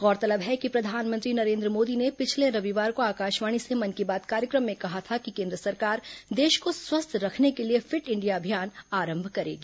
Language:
Hindi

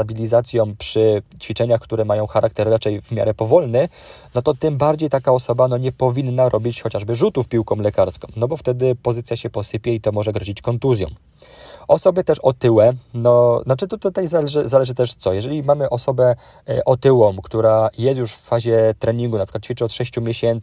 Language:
Polish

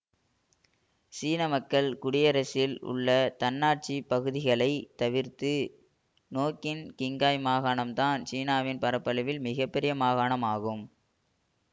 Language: Tamil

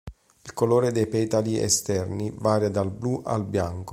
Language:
Italian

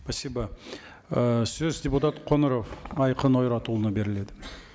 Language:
Kazakh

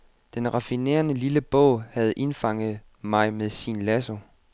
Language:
Danish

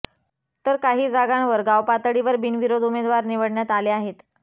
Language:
Marathi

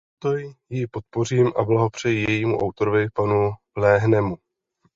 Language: Czech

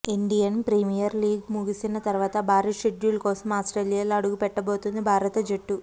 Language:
Telugu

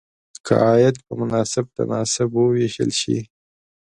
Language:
Pashto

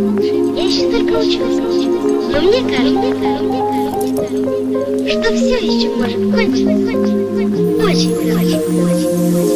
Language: Russian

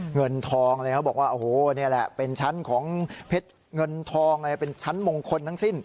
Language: Thai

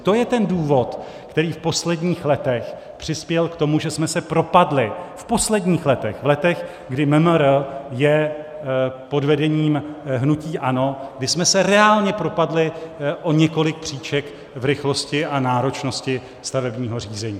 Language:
Czech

